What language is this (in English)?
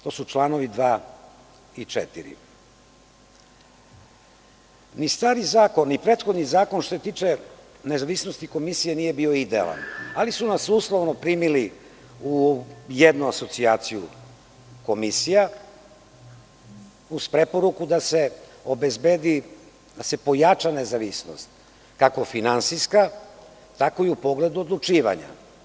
Serbian